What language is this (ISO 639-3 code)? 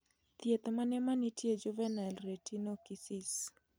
luo